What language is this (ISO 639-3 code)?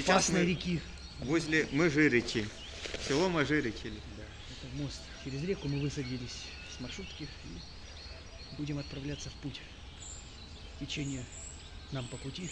rus